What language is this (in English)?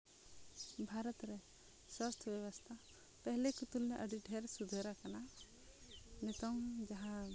Santali